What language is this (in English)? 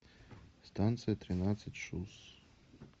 Russian